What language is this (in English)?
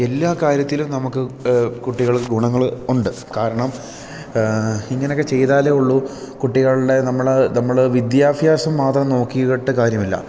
Malayalam